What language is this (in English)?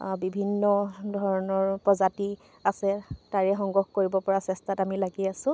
Assamese